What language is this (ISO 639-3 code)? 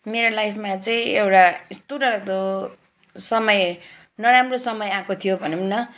nep